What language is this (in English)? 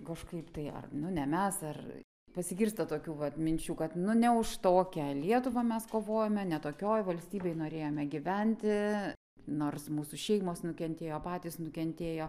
Lithuanian